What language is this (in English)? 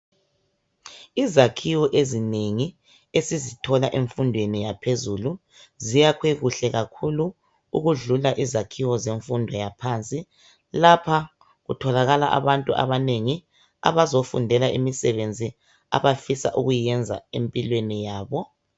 North Ndebele